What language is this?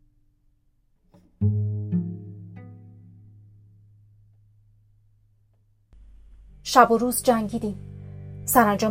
Persian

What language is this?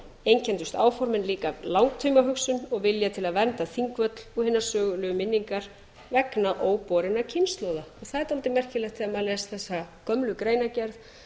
Icelandic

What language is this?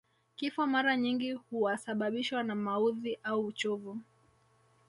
Swahili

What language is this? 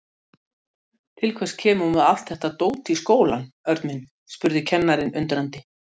Icelandic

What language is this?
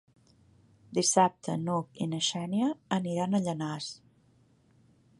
Catalan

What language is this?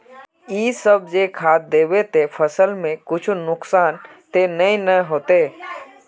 Magahi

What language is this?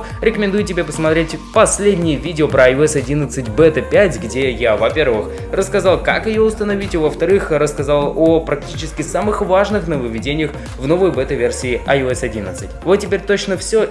Russian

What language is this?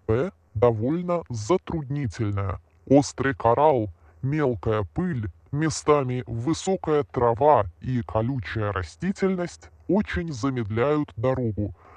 Russian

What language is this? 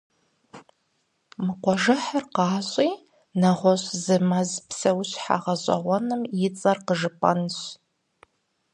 Kabardian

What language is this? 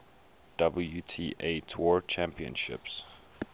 English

